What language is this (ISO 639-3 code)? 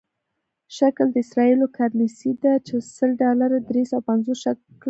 pus